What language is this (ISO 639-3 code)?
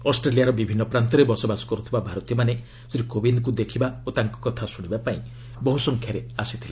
ori